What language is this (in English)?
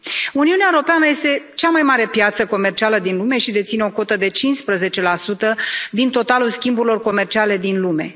Romanian